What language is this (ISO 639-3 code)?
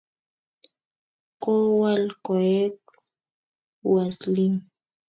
kln